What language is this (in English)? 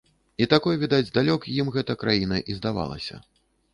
Belarusian